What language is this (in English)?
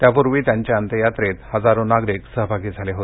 Marathi